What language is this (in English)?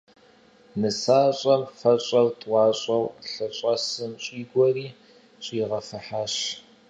Kabardian